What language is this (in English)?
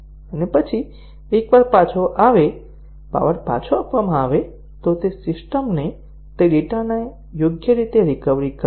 Gujarati